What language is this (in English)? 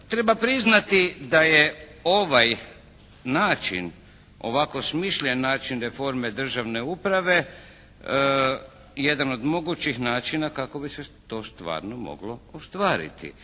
Croatian